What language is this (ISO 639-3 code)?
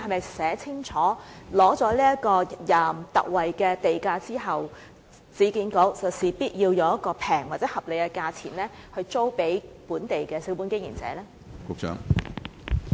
yue